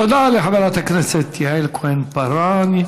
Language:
Hebrew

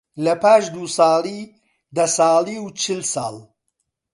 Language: Central Kurdish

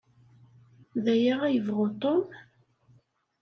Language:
Kabyle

